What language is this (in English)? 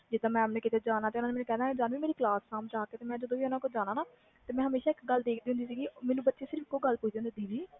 Punjabi